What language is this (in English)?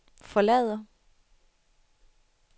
Danish